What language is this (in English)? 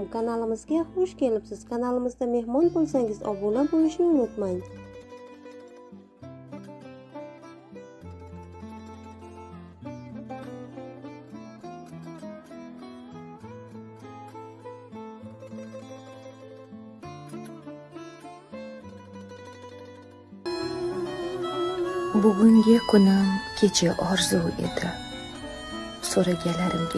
Russian